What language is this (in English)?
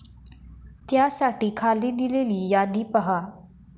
Marathi